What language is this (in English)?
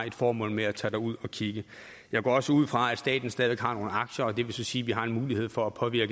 Danish